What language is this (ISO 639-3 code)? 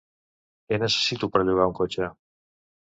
cat